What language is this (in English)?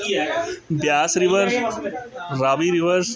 Punjabi